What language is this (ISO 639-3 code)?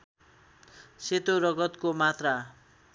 nep